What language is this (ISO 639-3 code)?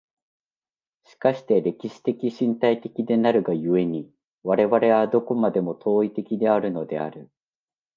jpn